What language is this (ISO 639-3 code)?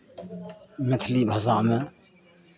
mai